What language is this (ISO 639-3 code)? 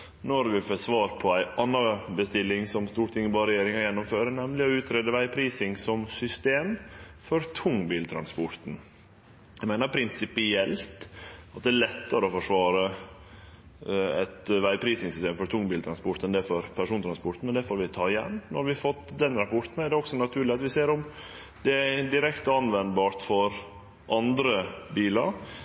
nno